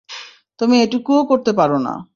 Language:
Bangla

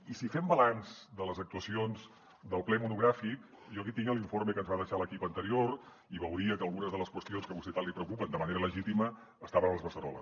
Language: Catalan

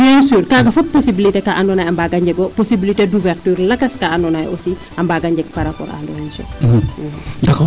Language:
Serer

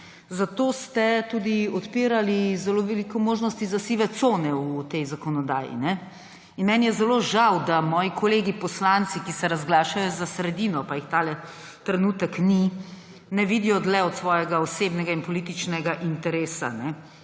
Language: Slovenian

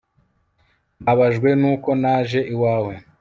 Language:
Kinyarwanda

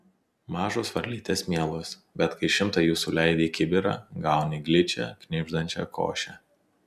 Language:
Lithuanian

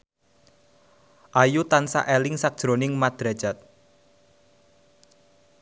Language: Javanese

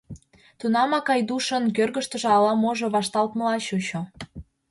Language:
Mari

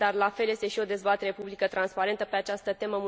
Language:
Romanian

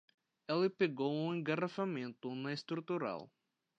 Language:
Portuguese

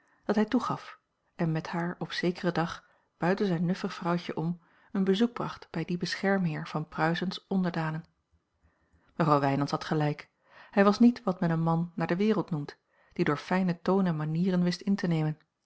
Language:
Dutch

